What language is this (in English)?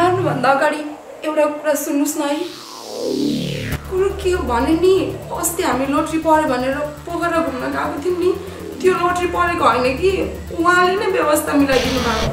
Romanian